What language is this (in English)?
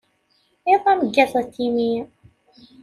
Kabyle